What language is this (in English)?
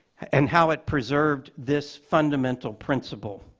English